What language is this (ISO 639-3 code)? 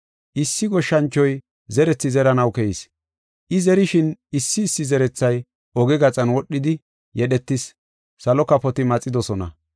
gof